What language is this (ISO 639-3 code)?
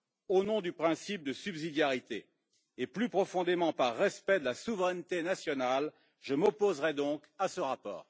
fra